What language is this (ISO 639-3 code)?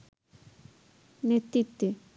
ben